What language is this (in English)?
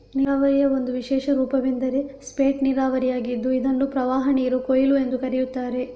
Kannada